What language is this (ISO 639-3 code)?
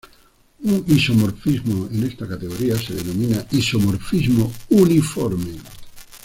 spa